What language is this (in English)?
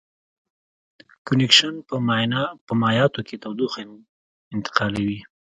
Pashto